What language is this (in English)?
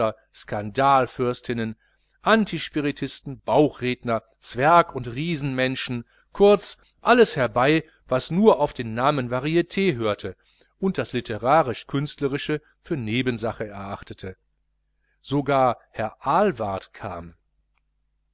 German